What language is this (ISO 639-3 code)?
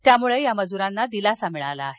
mar